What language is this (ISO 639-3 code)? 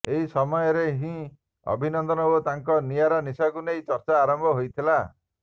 ori